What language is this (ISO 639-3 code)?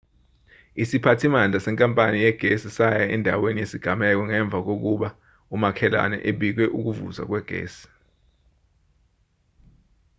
zul